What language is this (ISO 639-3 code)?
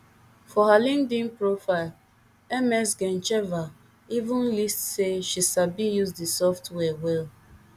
pcm